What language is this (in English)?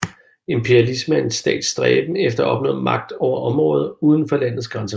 Danish